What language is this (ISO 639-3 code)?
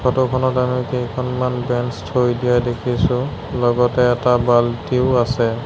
asm